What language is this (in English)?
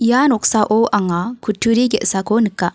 Garo